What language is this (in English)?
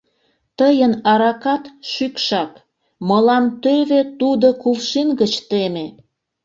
Mari